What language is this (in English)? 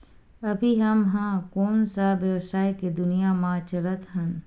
Chhattisgarhi